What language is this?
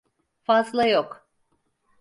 Turkish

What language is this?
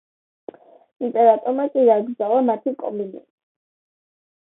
Georgian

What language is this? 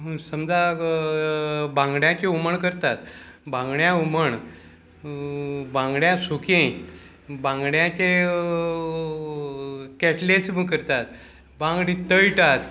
Konkani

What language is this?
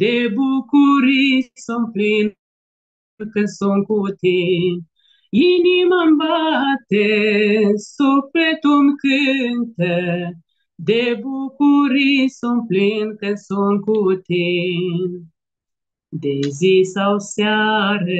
Romanian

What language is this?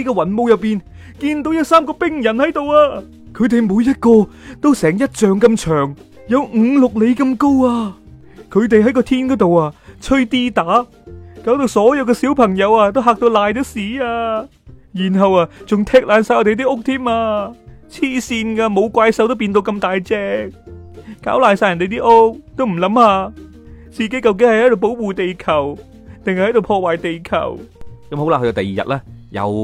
Chinese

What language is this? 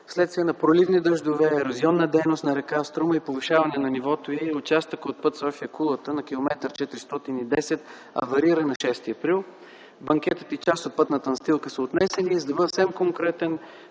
Bulgarian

